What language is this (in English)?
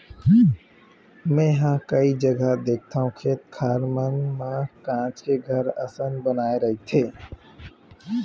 Chhattisgarhi